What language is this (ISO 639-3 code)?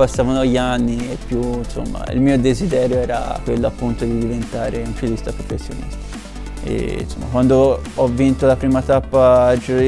ita